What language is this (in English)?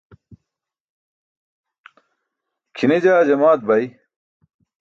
Burushaski